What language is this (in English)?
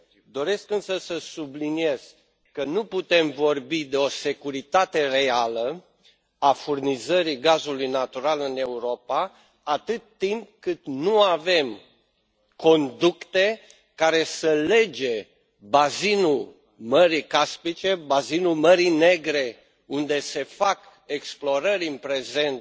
Romanian